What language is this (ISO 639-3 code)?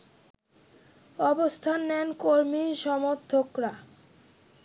ben